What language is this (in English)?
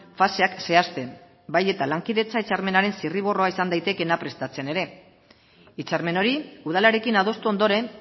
Basque